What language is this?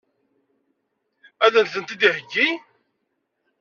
Kabyle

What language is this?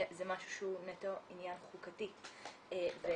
Hebrew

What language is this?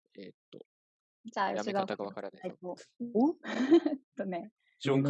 Japanese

